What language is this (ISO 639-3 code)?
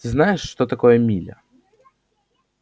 rus